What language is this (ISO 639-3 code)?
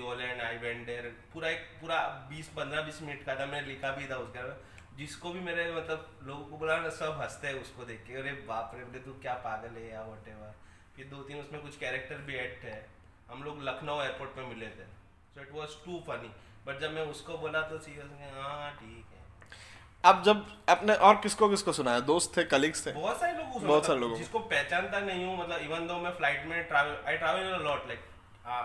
hin